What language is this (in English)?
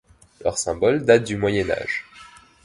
French